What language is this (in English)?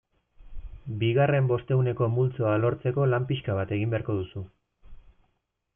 Basque